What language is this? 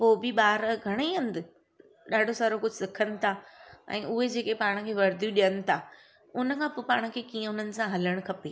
Sindhi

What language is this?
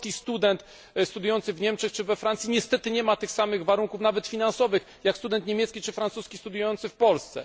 Polish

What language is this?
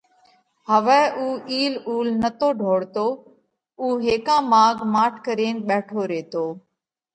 Parkari Koli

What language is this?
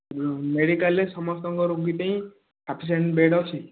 Odia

